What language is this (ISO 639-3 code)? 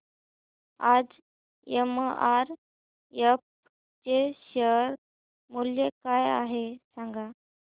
mar